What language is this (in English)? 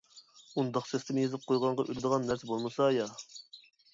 Uyghur